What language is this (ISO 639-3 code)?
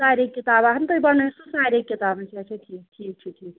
kas